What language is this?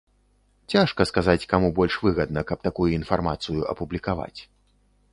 Belarusian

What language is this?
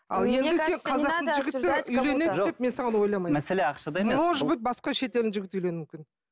Kazakh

